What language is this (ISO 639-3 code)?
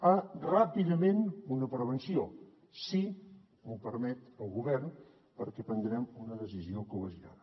cat